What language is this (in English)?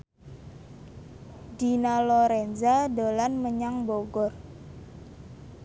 Javanese